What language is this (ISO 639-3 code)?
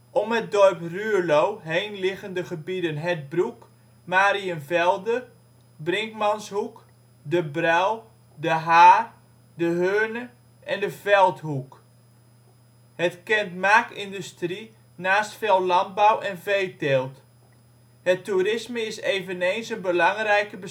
nld